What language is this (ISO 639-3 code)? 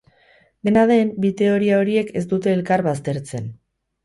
eus